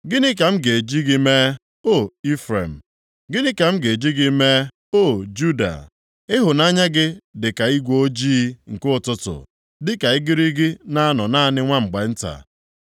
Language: Igbo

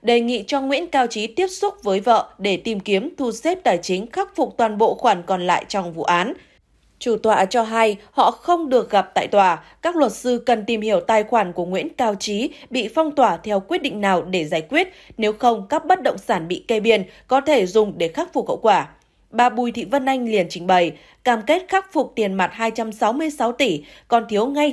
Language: Vietnamese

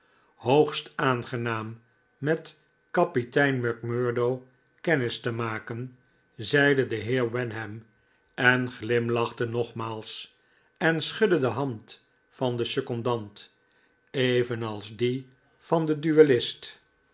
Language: Dutch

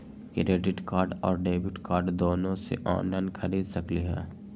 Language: Magahi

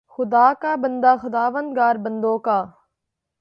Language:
Urdu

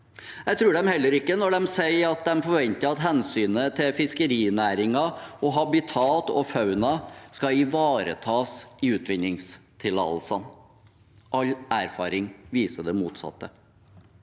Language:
Norwegian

